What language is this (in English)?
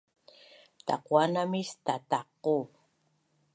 Bunun